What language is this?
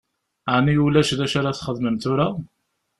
Kabyle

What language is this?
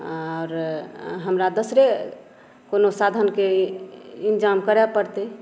Maithili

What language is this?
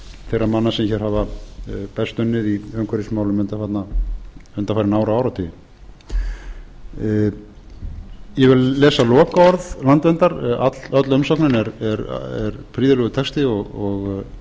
Icelandic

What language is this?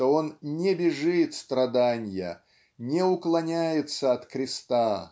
Russian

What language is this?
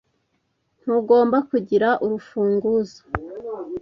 Kinyarwanda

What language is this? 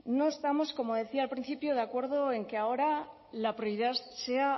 Spanish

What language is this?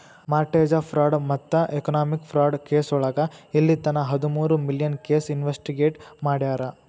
Kannada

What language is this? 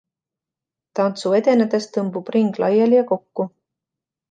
Estonian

